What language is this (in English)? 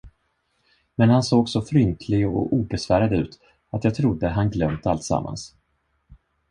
Swedish